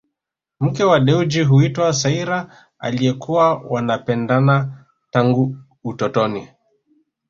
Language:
Swahili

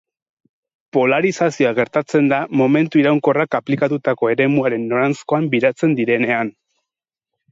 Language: Basque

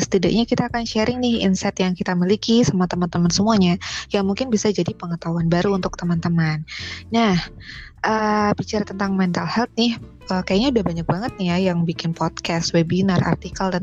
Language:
Indonesian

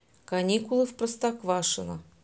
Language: Russian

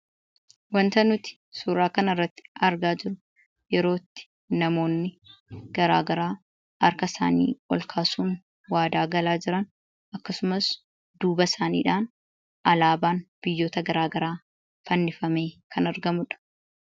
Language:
Oromo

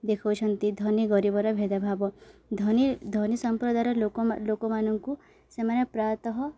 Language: Odia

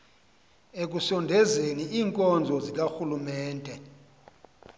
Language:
Xhosa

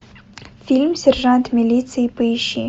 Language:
Russian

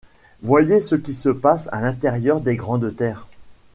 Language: French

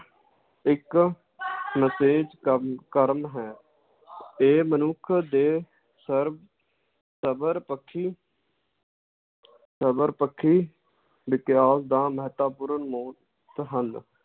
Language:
Punjabi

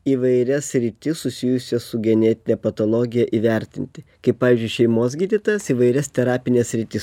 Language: Lithuanian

